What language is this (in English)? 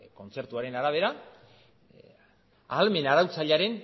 Basque